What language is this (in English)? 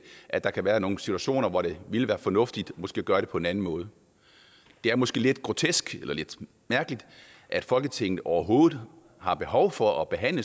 Danish